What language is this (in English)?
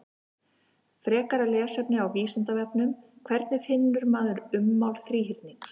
Icelandic